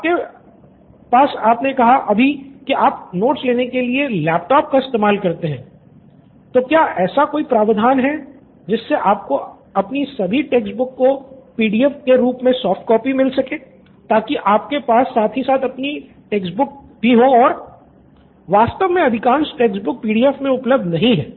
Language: Hindi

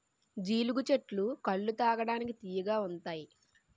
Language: Telugu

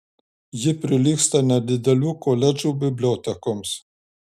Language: Lithuanian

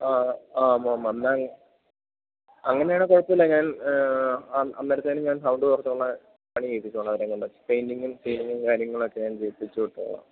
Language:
Malayalam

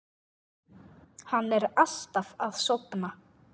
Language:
Icelandic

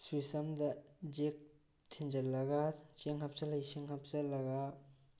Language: Manipuri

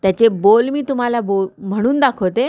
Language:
Marathi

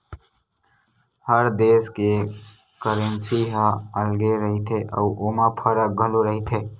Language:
Chhattisgarhi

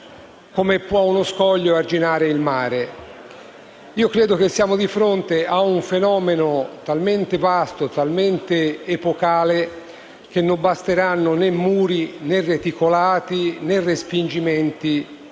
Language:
Italian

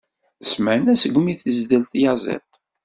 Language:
Kabyle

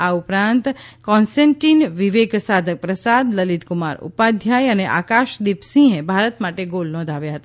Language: Gujarati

